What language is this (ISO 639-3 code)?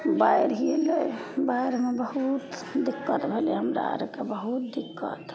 mai